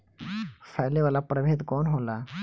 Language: Bhojpuri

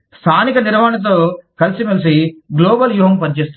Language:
Telugu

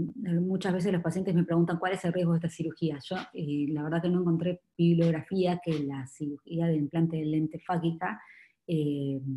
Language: Spanish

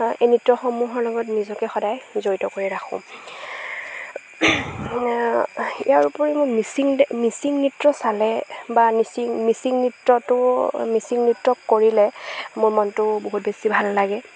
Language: Assamese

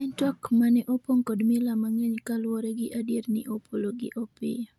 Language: Luo (Kenya and Tanzania)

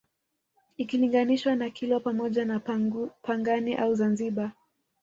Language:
Swahili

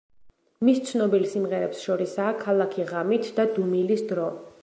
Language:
Georgian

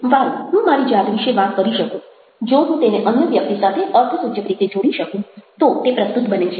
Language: Gujarati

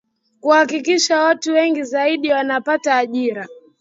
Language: Swahili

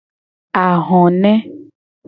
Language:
Gen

